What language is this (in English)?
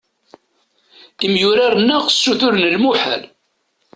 Kabyle